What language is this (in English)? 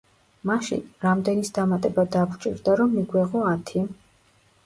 Georgian